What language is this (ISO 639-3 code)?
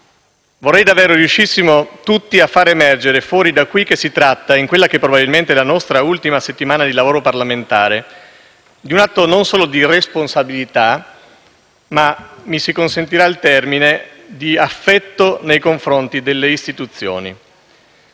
ita